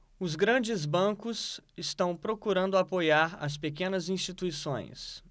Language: Portuguese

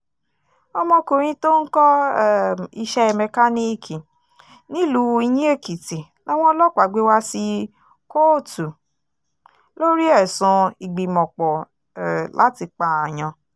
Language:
Yoruba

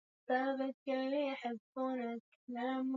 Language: Swahili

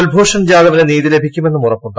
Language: Malayalam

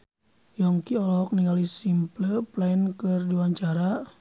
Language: Sundanese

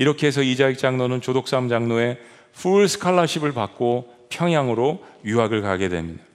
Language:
Korean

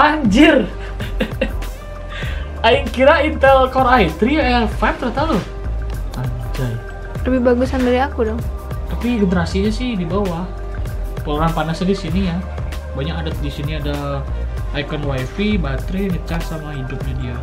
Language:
Indonesian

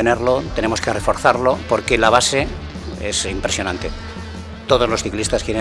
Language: Spanish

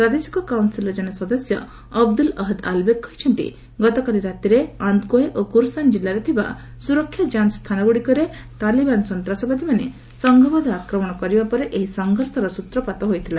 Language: Odia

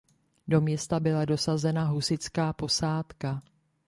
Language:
Czech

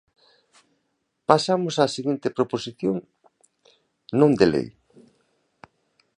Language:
Galician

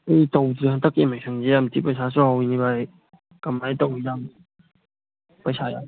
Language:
Manipuri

